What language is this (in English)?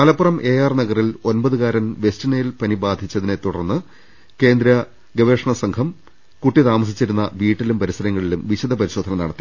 Malayalam